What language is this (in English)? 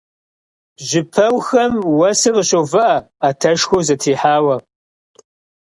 Kabardian